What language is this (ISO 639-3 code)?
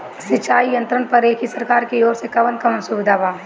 bho